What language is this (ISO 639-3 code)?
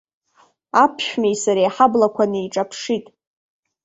abk